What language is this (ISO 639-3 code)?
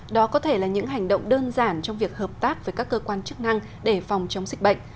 vie